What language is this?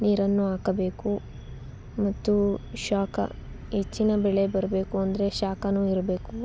Kannada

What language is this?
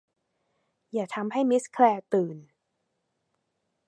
Thai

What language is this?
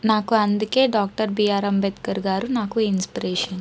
Telugu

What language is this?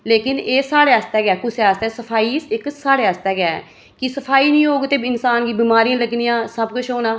Dogri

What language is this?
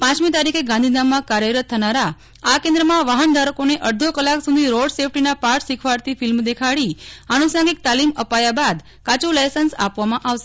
Gujarati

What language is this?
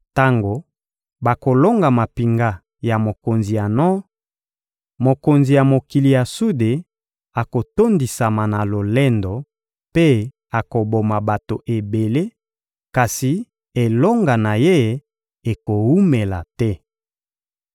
Lingala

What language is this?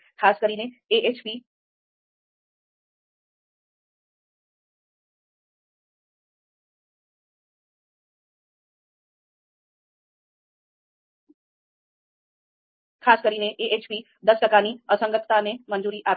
Gujarati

